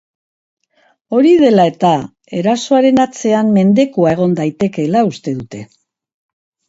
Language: Basque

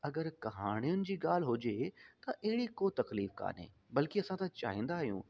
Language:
Sindhi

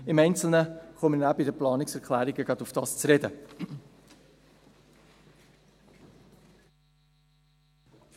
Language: Swiss German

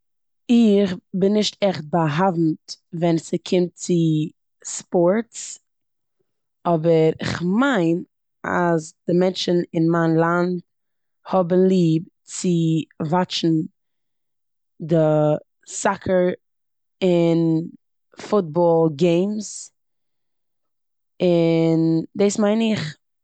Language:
Yiddish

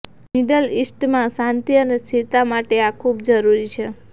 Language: Gujarati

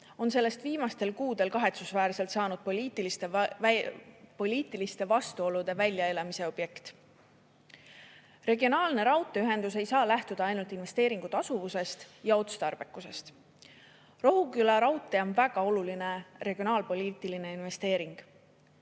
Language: Estonian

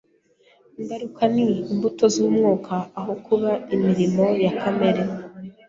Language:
Kinyarwanda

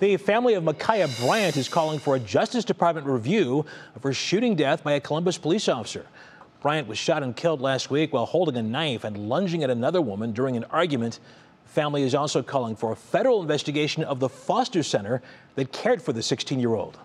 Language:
English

